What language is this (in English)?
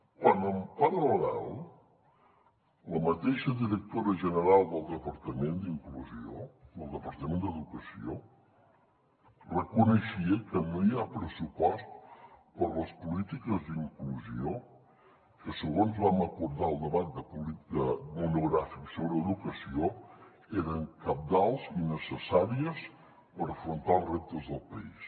Catalan